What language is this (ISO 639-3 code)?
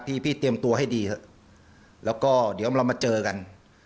tha